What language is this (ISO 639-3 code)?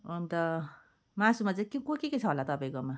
nep